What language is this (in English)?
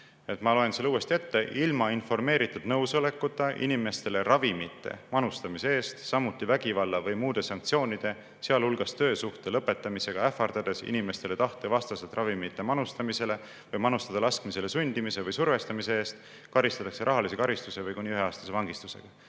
Estonian